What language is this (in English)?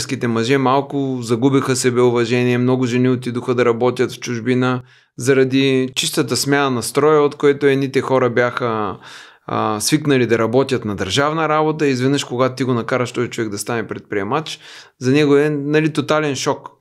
Bulgarian